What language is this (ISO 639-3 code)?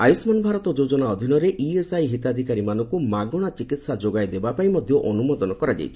ori